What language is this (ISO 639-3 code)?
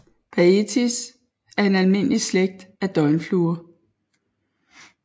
dan